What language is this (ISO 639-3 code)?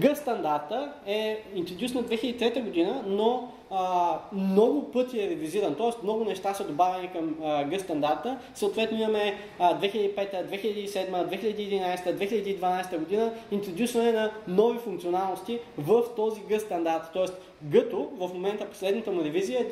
bul